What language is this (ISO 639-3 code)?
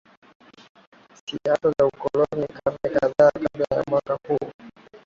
swa